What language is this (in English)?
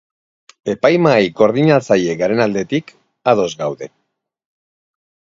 Basque